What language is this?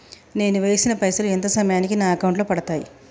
Telugu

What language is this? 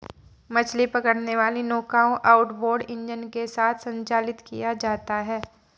Hindi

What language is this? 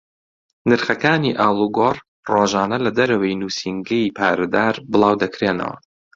Central Kurdish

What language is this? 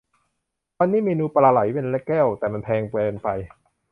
Thai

